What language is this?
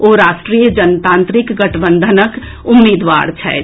Maithili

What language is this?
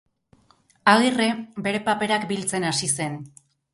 Basque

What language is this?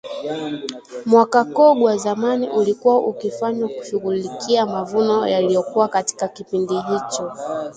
Swahili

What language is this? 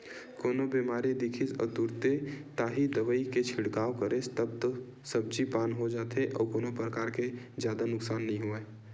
Chhattisgarhi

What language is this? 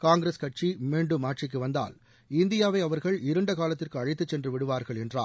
Tamil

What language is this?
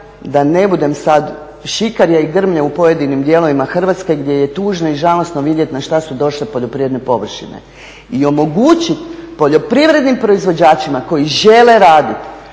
Croatian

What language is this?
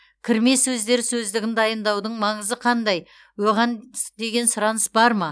Kazakh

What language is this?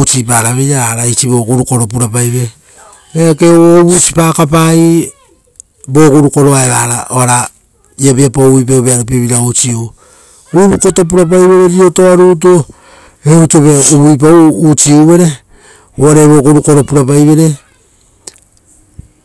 Rotokas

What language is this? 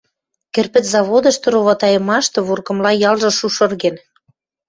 Western Mari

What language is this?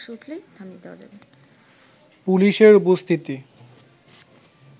Bangla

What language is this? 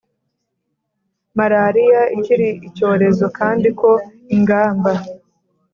Kinyarwanda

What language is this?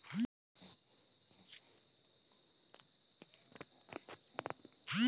Chhattisgarhi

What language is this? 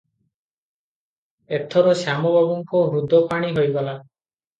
Odia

